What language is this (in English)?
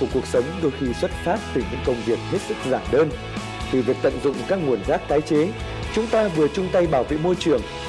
Vietnamese